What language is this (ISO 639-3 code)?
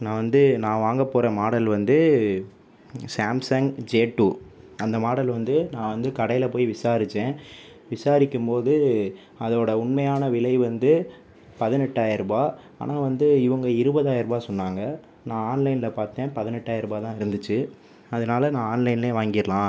tam